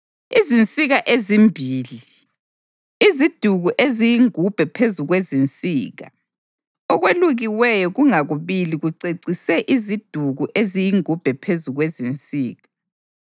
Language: North Ndebele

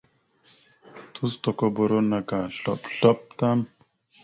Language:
Mada (Cameroon)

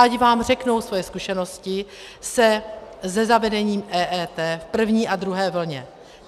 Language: Czech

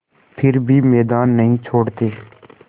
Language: Hindi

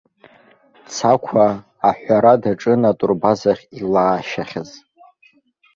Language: Abkhazian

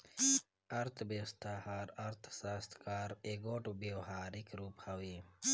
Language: Chhattisgarhi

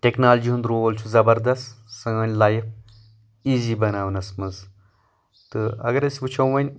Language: Kashmiri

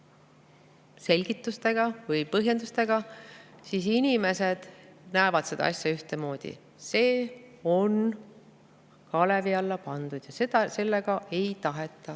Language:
Estonian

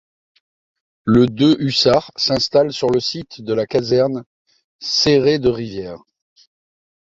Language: French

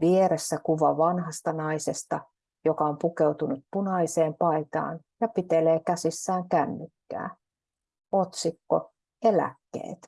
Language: Finnish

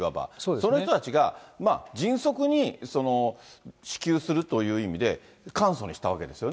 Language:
Japanese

